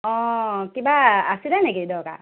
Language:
Assamese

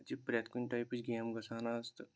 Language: Kashmiri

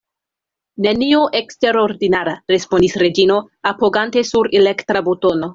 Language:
Esperanto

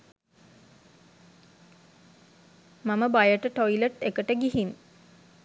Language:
Sinhala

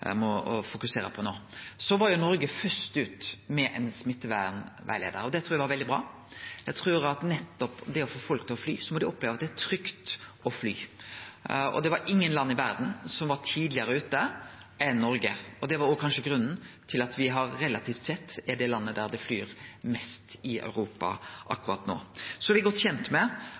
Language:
Norwegian Nynorsk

